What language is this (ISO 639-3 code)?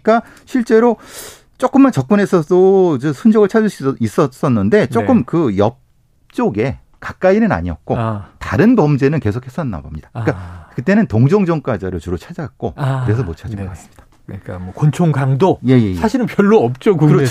kor